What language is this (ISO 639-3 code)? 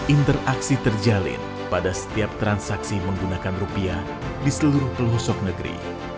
ind